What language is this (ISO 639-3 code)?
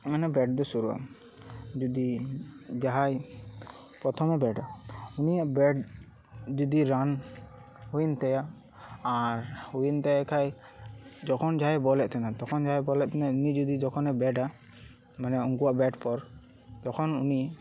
sat